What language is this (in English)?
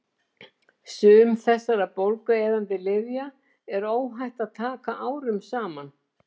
Icelandic